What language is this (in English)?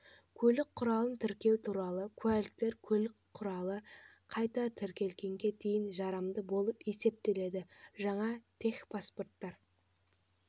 Kazakh